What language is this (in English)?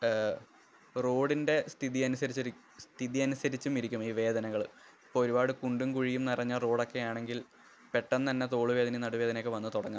Malayalam